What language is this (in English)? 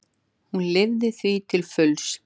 Icelandic